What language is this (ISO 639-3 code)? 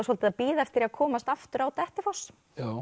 isl